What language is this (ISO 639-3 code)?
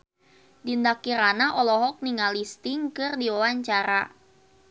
sun